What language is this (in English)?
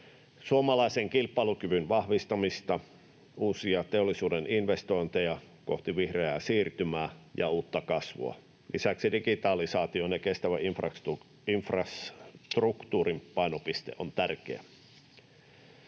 Finnish